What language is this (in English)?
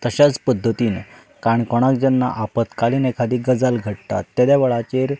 Konkani